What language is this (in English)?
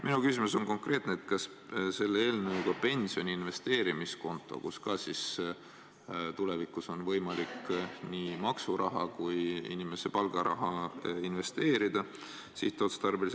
Estonian